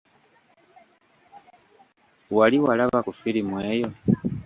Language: Ganda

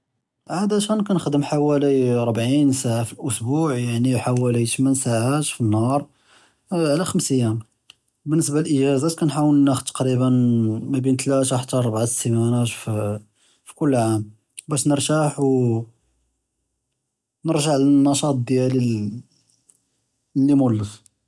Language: Judeo-Arabic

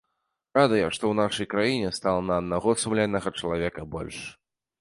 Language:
Belarusian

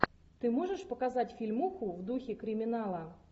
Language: Russian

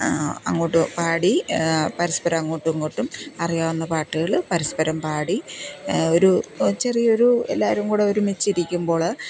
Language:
Malayalam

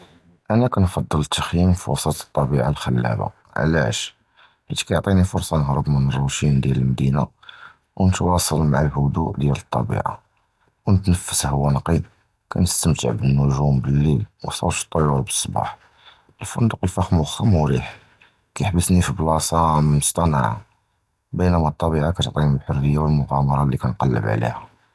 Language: Judeo-Arabic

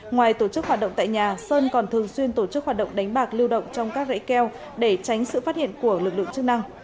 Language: Vietnamese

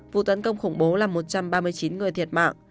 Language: Vietnamese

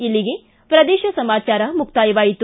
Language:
Kannada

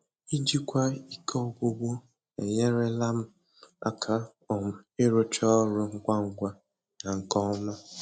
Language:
Igbo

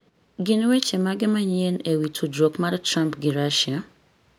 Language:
Luo (Kenya and Tanzania)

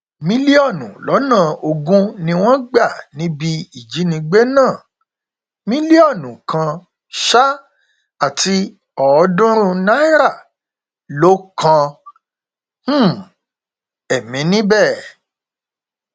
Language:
Yoruba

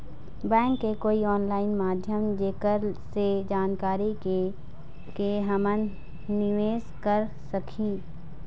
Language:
Chhattisgarhi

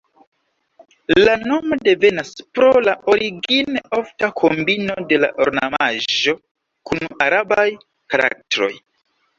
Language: Esperanto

